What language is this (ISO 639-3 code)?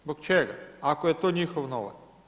hrv